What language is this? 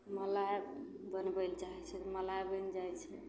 Maithili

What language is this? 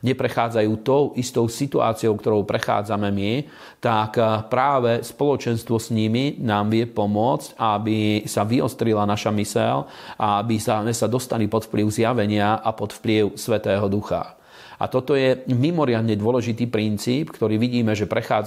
Slovak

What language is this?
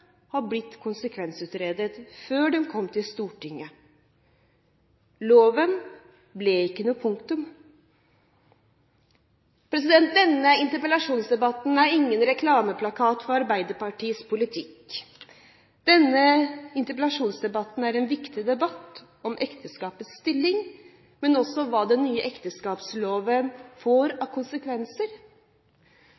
Norwegian Bokmål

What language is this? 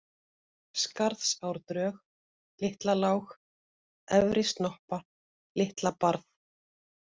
Icelandic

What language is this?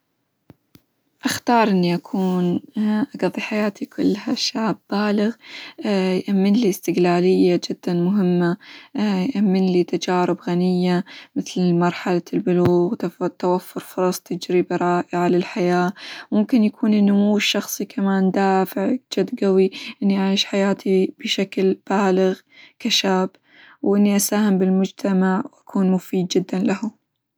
Hijazi Arabic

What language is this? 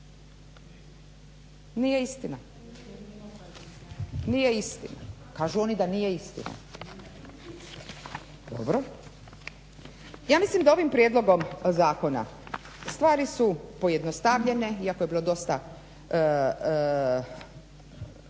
Croatian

